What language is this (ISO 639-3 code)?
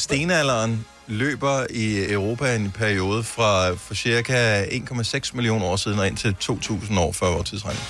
dan